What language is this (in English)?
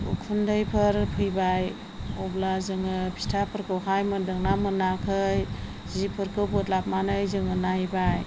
Bodo